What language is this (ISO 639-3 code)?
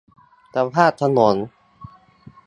tha